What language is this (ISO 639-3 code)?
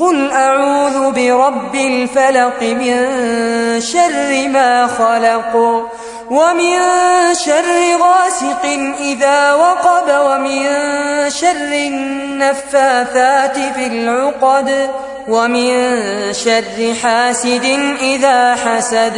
ara